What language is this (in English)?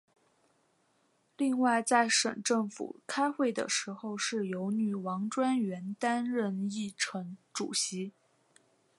Chinese